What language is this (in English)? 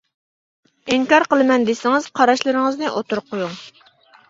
Uyghur